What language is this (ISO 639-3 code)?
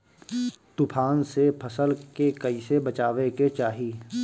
bho